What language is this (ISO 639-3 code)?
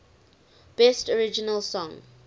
eng